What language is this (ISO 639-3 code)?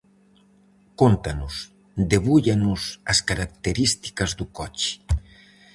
glg